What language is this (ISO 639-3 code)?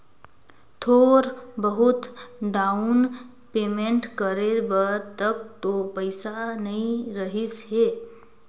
hne